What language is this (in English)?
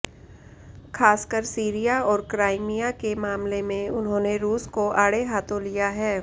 Hindi